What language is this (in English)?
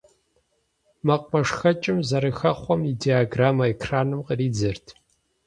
Kabardian